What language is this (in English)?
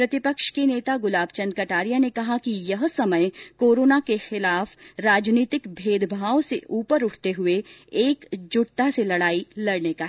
Hindi